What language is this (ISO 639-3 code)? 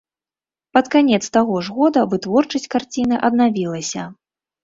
bel